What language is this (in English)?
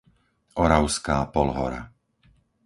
Slovak